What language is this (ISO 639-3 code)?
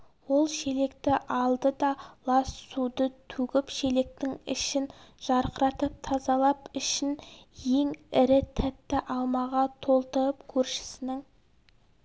kaz